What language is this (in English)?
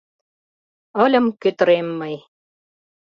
Mari